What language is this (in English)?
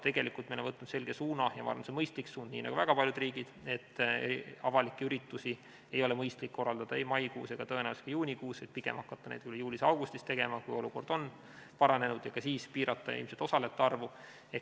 Estonian